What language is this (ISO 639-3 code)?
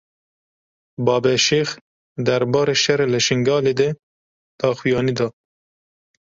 kur